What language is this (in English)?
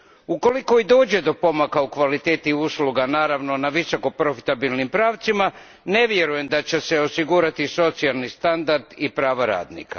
Croatian